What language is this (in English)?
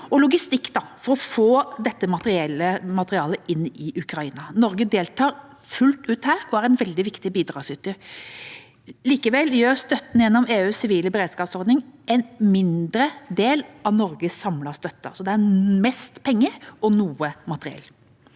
Norwegian